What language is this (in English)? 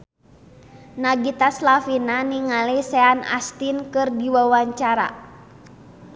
Sundanese